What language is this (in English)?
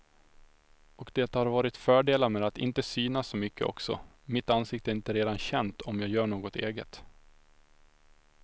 Swedish